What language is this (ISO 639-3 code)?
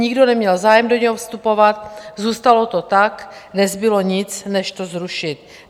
ces